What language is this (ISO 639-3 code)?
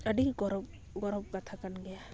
sat